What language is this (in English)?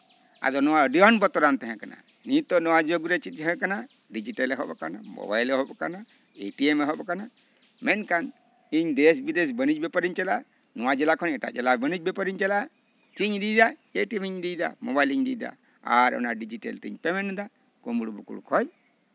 Santali